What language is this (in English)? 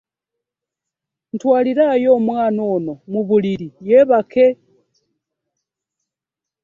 Ganda